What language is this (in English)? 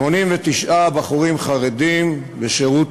Hebrew